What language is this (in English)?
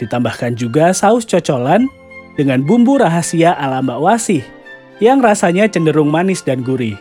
Indonesian